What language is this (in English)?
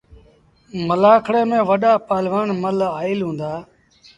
Sindhi Bhil